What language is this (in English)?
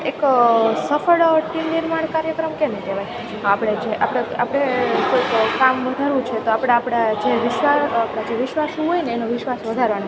Gujarati